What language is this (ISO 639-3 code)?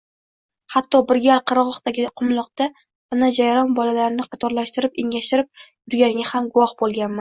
uzb